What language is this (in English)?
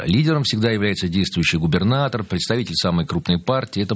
Russian